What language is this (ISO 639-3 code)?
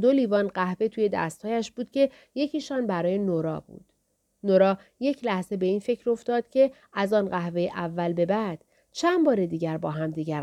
fas